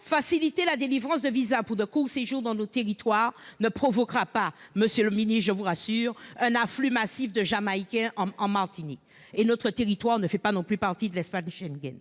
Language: French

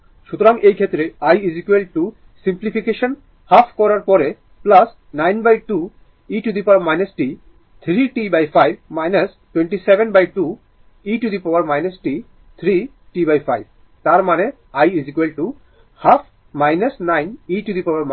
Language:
Bangla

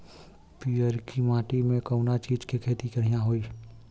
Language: Bhojpuri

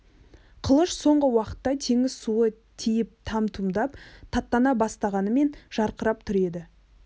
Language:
Kazakh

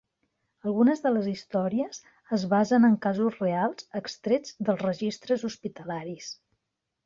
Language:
Catalan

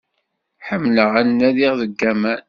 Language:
Kabyle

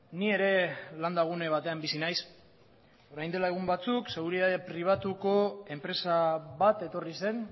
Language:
Basque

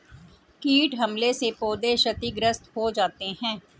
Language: Hindi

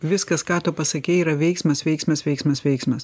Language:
Lithuanian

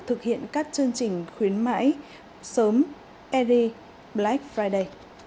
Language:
Vietnamese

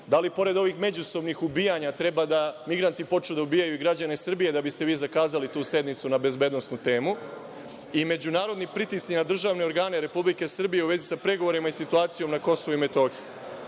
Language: Serbian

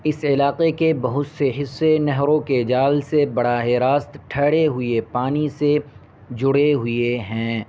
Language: Urdu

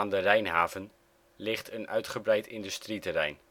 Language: Dutch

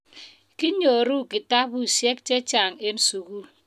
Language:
Kalenjin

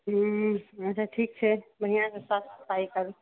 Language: Maithili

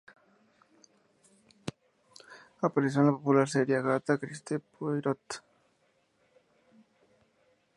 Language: Spanish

